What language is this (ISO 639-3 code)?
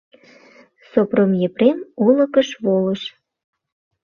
chm